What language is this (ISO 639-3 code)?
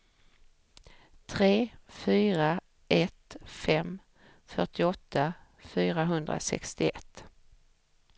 swe